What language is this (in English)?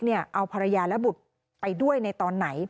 Thai